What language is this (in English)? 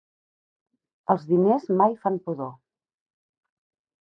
Catalan